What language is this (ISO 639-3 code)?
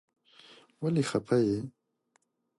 pus